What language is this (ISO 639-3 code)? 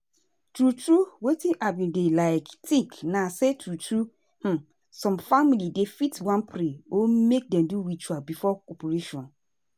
pcm